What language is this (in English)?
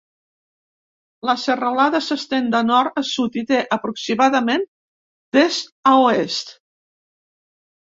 Catalan